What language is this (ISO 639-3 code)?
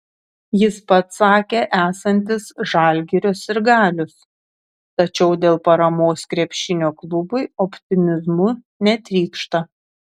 lit